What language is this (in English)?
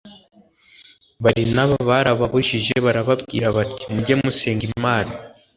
Kinyarwanda